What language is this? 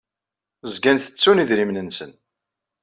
Kabyle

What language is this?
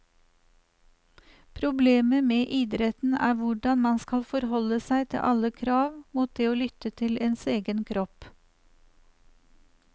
Norwegian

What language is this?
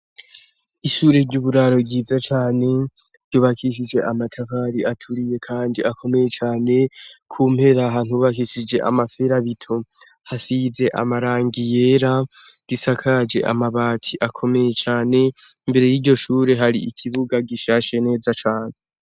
Rundi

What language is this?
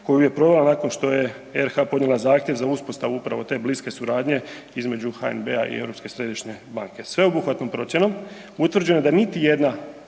Croatian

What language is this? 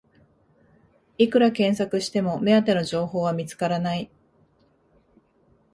Japanese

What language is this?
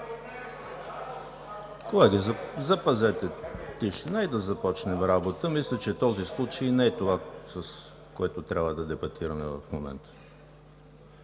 Bulgarian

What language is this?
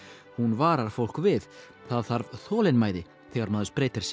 Icelandic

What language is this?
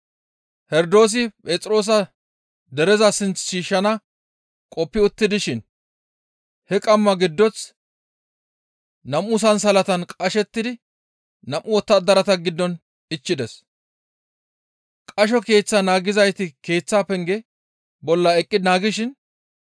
Gamo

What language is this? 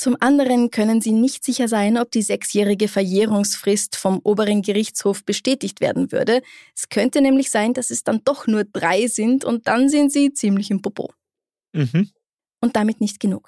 German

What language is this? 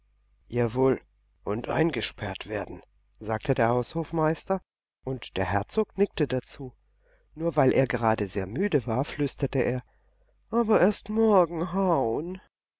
German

